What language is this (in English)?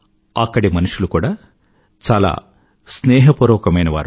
Telugu